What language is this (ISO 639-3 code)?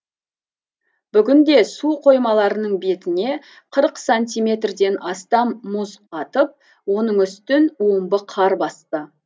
kaz